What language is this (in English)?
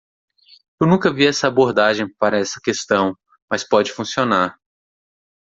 Portuguese